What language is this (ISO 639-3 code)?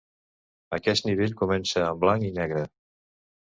cat